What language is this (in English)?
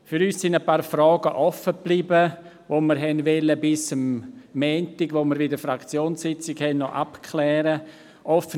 Swiss German